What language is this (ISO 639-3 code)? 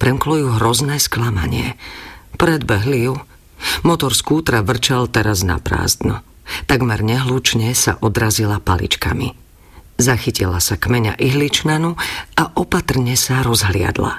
slk